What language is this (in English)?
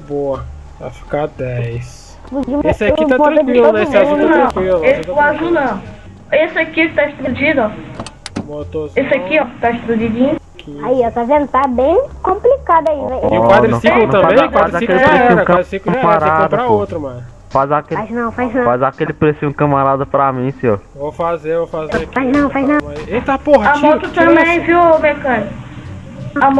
Portuguese